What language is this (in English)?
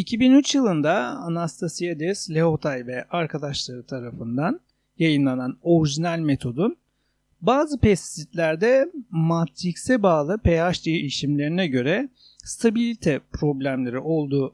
Turkish